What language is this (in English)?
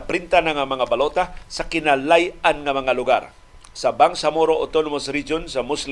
Filipino